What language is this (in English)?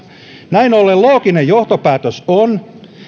Finnish